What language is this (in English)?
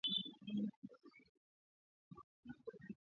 Swahili